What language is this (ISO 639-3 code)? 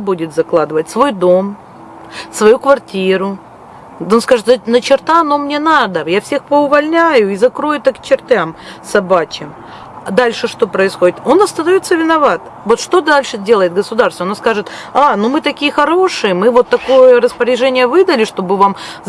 rus